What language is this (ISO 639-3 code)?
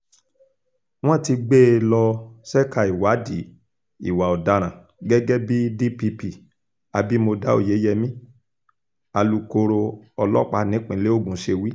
yor